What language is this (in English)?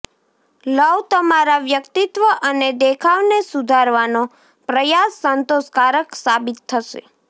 Gujarati